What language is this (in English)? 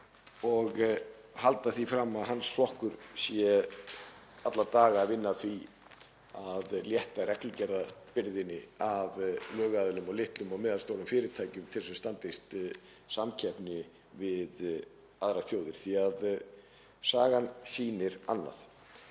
Icelandic